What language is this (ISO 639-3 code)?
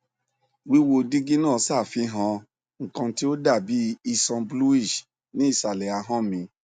yor